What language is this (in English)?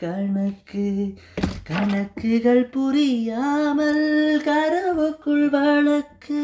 Tamil